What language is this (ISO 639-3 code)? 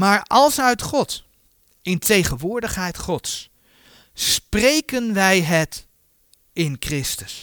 nld